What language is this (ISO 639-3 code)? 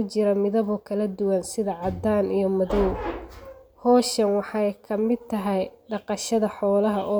som